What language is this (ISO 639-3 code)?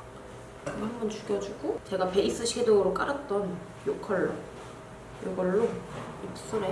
kor